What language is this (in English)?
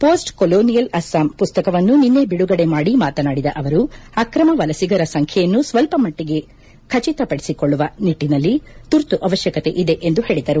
Kannada